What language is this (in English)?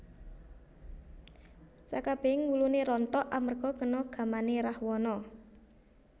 Javanese